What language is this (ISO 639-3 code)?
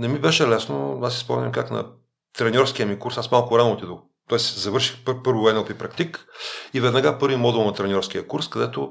bul